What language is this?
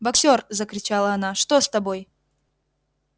Russian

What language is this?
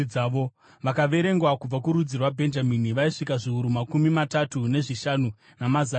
Shona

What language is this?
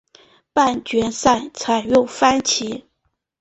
Chinese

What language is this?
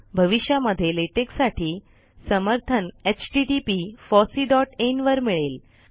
Marathi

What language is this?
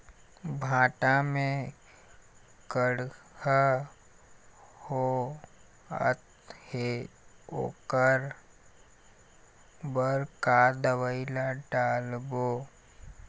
Chhattisgarhi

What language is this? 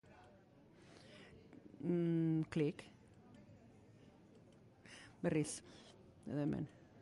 Basque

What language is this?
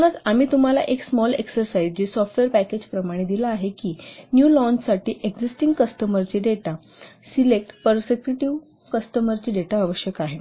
Marathi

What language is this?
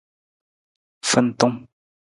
Nawdm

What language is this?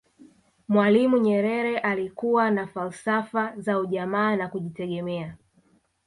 Swahili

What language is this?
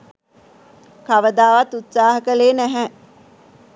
Sinhala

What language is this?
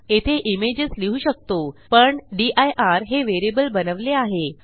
Marathi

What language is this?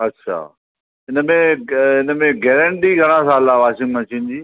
Sindhi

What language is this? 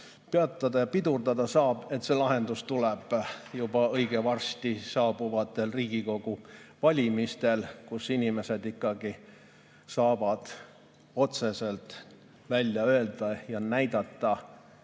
Estonian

